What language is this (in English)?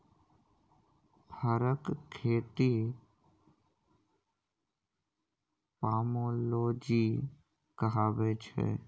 Maithili